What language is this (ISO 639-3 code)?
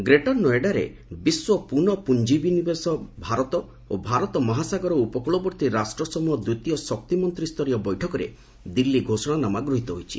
ori